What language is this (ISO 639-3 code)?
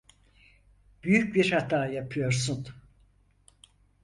tur